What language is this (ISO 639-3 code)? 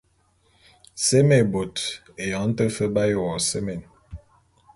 bum